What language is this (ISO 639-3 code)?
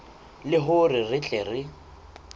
sot